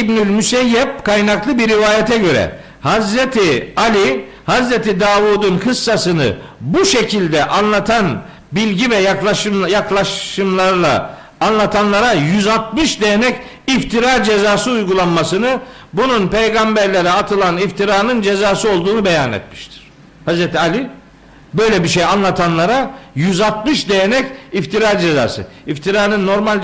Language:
Turkish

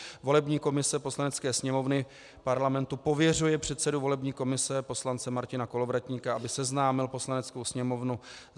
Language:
Czech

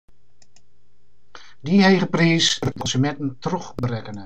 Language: Western Frisian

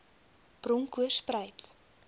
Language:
Afrikaans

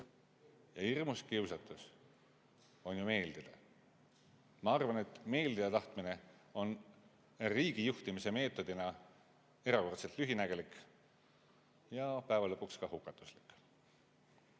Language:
Estonian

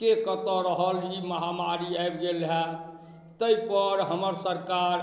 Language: Maithili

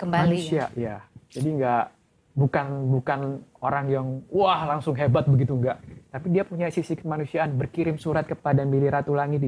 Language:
Indonesian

